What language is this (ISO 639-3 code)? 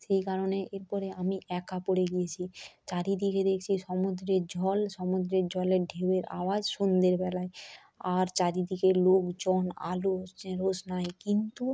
ben